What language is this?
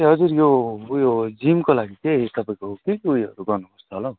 Nepali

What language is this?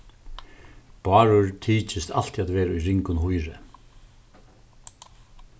Faroese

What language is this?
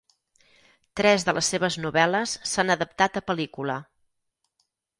Catalan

